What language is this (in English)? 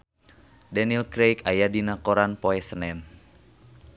Sundanese